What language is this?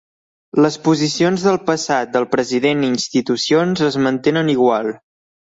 Catalan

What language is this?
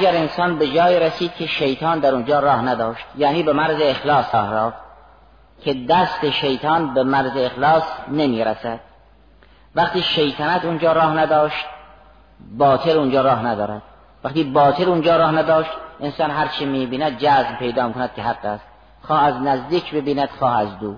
Persian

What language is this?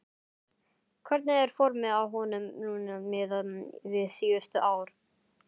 Icelandic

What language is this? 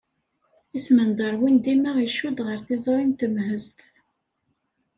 Kabyle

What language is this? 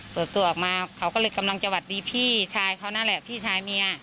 Thai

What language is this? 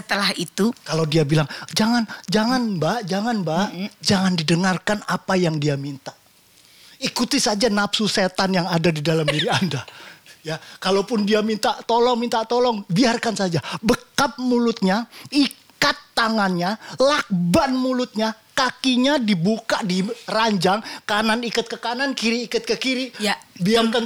Indonesian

